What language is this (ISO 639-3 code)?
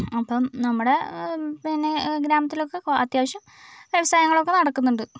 mal